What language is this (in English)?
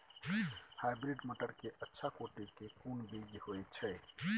Maithili